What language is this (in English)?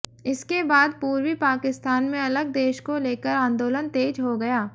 Hindi